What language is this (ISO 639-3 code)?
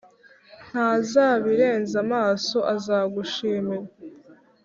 kin